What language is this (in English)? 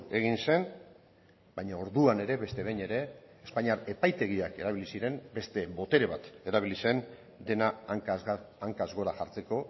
Basque